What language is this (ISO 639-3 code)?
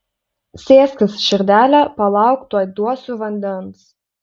lit